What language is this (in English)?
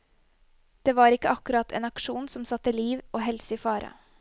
Norwegian